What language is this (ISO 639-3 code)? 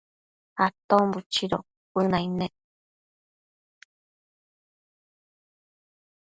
mcf